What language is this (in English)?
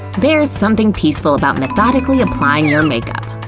English